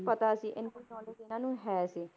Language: Punjabi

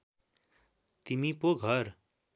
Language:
Nepali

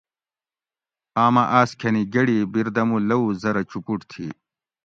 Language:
Gawri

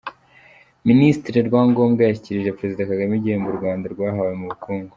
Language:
Kinyarwanda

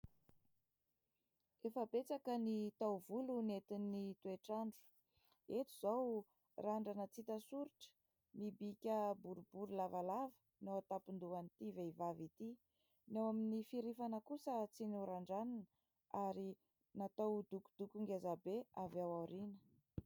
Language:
Malagasy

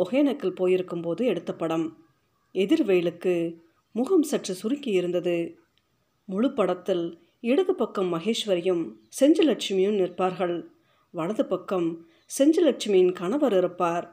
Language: Tamil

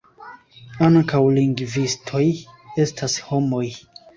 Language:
Esperanto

